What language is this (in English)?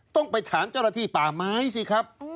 Thai